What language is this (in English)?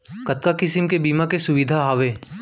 Chhattisgarhi